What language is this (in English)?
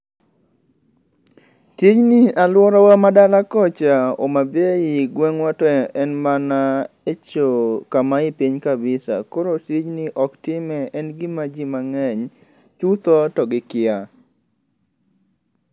Luo (Kenya and Tanzania)